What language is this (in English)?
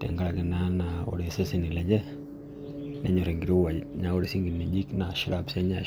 Masai